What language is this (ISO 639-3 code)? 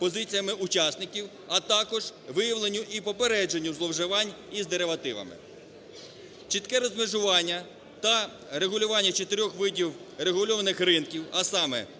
ukr